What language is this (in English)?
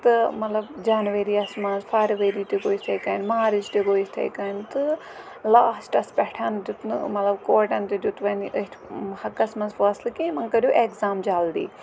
Kashmiri